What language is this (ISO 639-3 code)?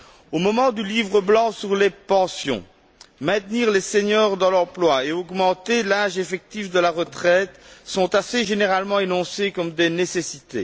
fra